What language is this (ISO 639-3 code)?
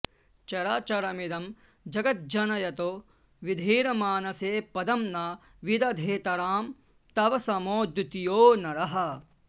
san